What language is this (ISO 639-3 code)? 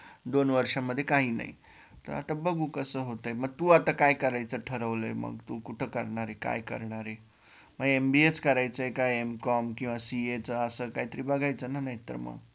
mar